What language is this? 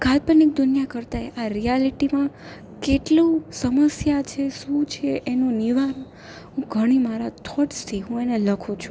Gujarati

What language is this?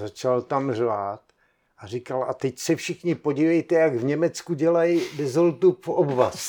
Czech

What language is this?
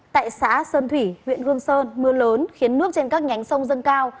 Vietnamese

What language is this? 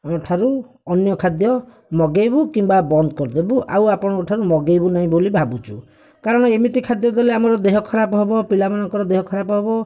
Odia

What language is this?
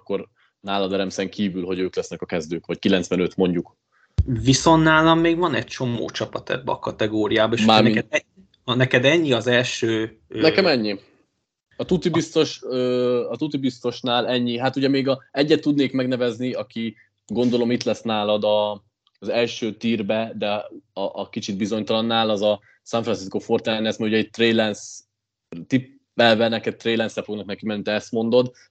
Hungarian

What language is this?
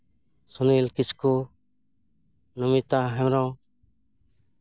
Santali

